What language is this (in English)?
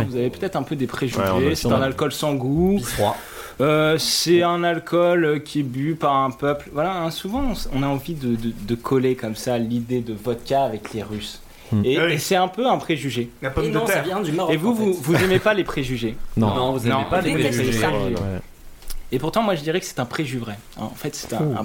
French